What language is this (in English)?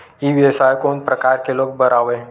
Chhattisgarhi